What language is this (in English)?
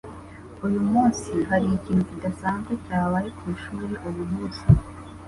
Kinyarwanda